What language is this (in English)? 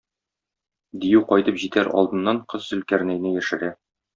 Tatar